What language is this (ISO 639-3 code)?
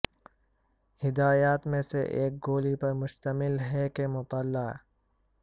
urd